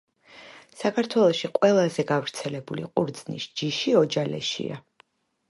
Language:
Georgian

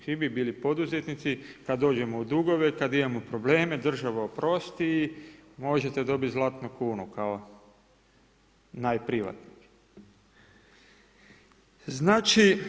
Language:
Croatian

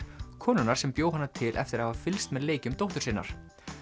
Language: Icelandic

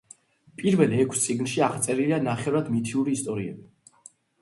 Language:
Georgian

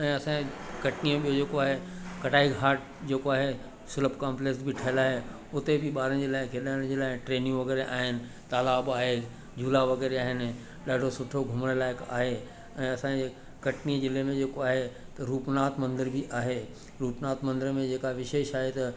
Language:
Sindhi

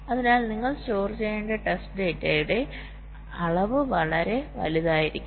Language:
Malayalam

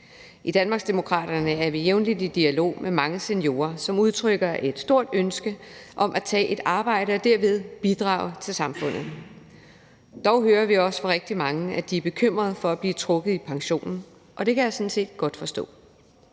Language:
Danish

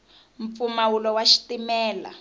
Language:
Tsonga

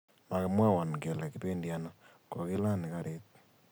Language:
Kalenjin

